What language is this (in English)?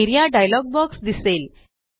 Marathi